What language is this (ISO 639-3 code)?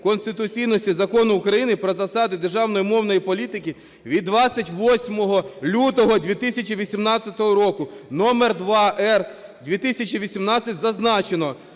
ukr